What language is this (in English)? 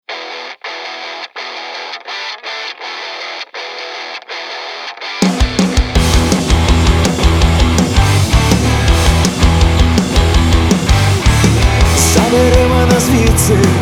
Ukrainian